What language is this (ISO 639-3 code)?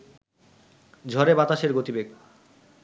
ben